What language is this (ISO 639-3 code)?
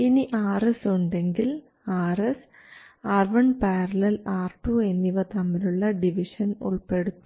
mal